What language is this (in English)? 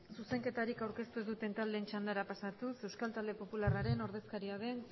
Basque